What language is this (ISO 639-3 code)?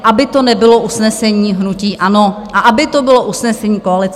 ces